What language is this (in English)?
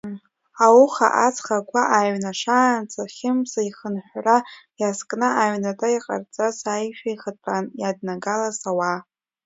Abkhazian